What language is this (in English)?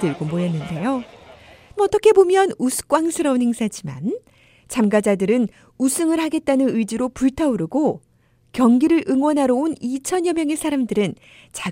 Korean